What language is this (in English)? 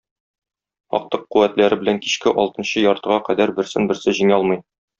Tatar